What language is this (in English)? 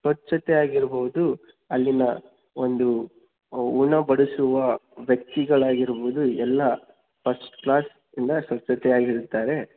Kannada